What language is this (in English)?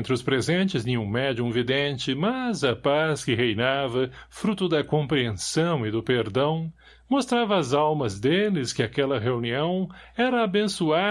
Portuguese